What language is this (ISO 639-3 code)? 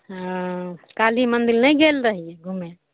mai